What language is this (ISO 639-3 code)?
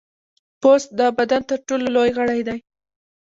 pus